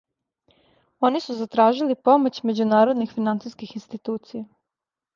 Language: Serbian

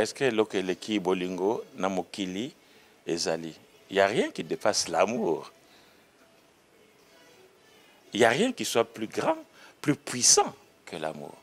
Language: French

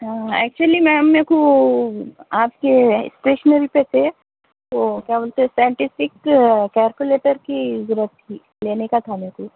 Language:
Urdu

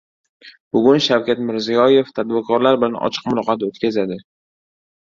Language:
Uzbek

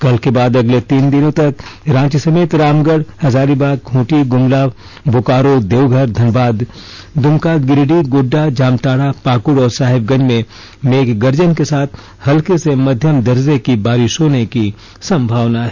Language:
Hindi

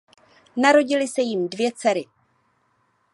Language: Czech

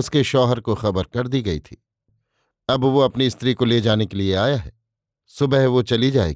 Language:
Hindi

